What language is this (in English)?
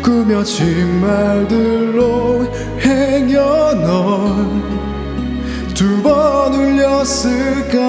Korean